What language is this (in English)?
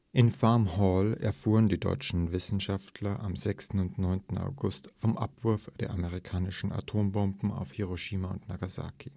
German